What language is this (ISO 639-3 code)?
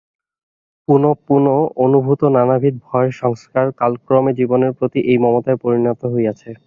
ben